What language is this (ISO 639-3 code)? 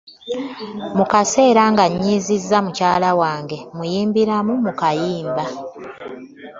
lug